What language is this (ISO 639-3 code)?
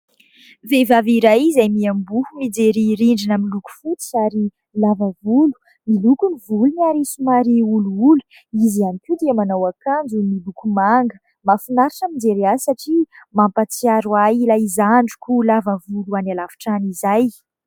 mlg